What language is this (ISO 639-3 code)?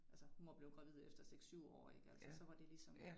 dan